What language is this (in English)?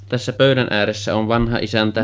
Finnish